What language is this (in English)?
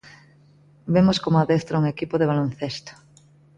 Galician